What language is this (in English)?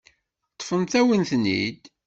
Kabyle